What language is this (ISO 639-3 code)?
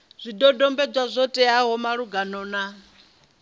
ven